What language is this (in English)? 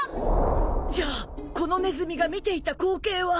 Japanese